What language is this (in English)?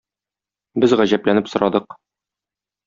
Tatar